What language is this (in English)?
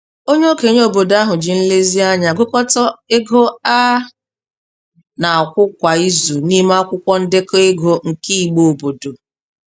Igbo